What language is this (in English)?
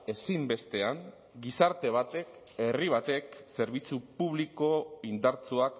Basque